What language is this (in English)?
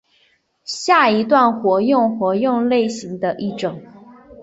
Chinese